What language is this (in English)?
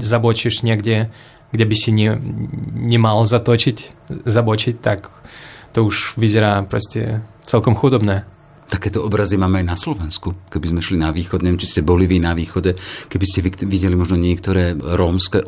Slovak